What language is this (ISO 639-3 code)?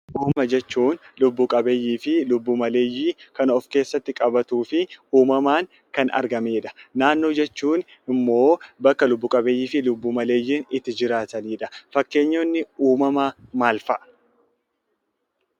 orm